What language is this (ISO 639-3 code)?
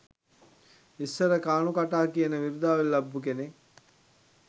sin